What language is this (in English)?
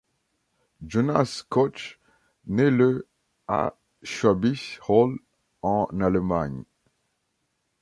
French